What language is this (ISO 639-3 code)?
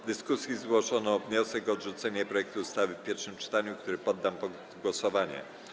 pol